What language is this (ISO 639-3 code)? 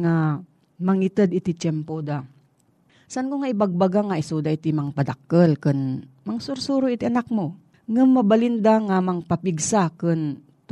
fil